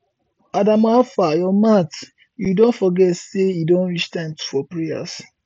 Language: Nigerian Pidgin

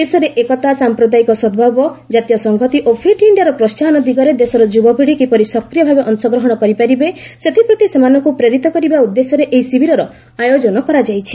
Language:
Odia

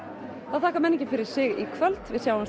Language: Icelandic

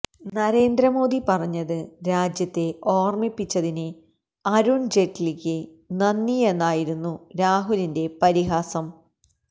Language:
Malayalam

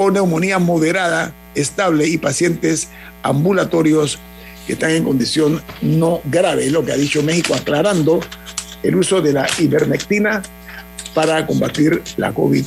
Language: Spanish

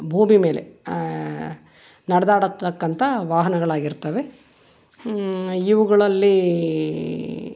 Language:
Kannada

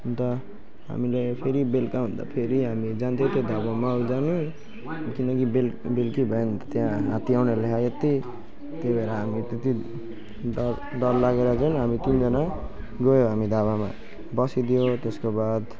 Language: Nepali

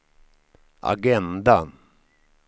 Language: Swedish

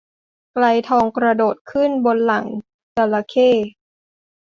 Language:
Thai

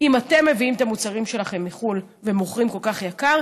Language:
Hebrew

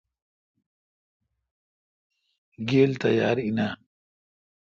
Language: Kalkoti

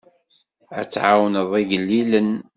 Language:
Kabyle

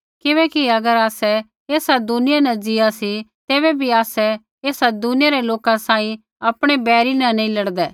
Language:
Kullu Pahari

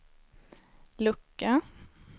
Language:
Swedish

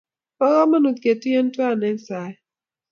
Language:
Kalenjin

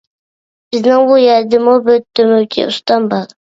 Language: Uyghur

